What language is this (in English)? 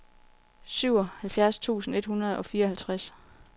Danish